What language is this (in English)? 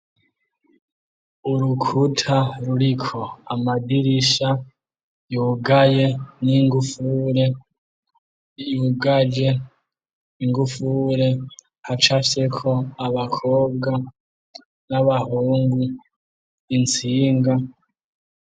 Rundi